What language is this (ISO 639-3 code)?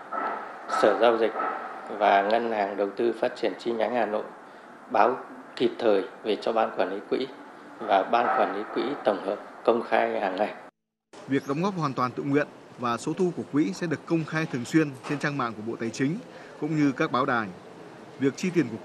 vie